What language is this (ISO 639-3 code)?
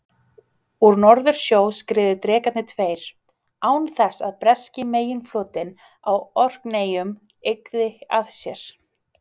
isl